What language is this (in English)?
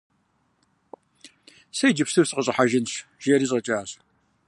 Kabardian